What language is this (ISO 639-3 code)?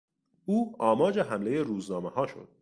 fas